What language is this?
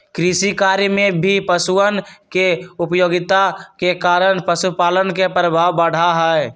Magahi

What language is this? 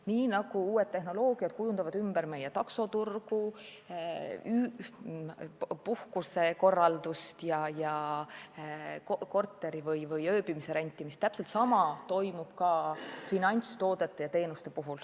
Estonian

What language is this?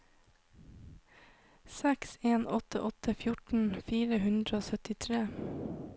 Norwegian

